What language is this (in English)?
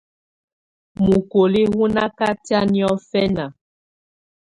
Tunen